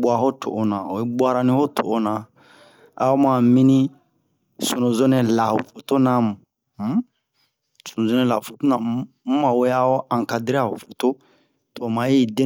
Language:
Bomu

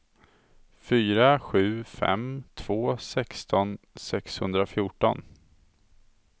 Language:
Swedish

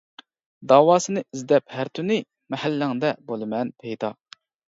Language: Uyghur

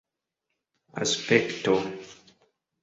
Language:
Esperanto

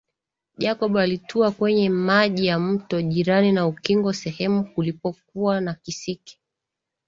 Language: Swahili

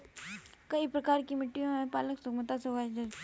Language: Hindi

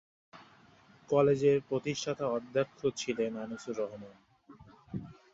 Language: Bangla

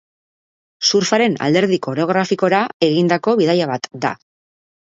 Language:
Basque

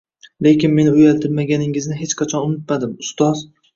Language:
Uzbek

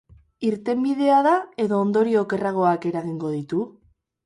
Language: Basque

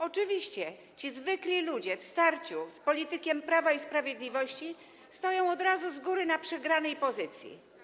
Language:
Polish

